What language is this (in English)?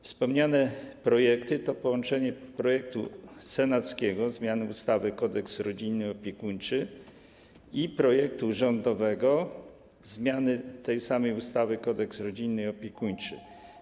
Polish